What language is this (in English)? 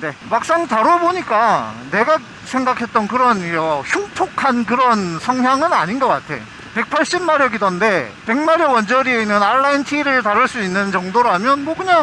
Korean